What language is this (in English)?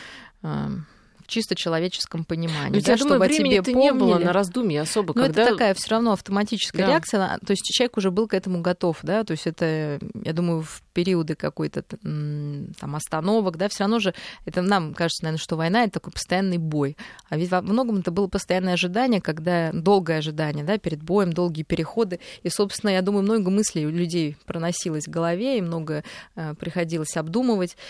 Russian